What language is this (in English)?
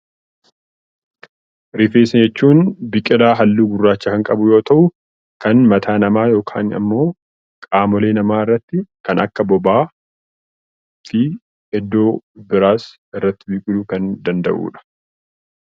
Oromo